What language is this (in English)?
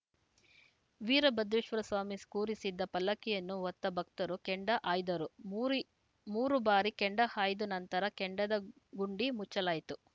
Kannada